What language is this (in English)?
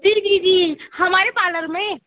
Hindi